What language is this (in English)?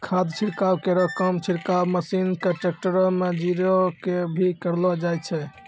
Maithili